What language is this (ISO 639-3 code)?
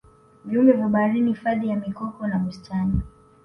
swa